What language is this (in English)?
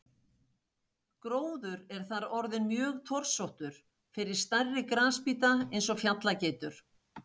Icelandic